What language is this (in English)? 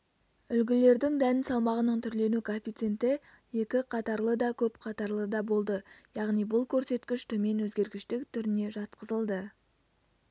Kazakh